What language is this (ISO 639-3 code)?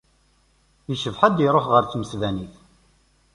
kab